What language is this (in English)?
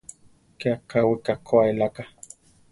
Central Tarahumara